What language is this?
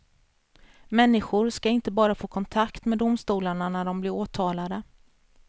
Swedish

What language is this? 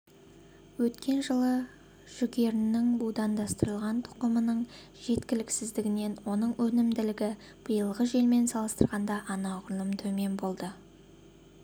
Kazakh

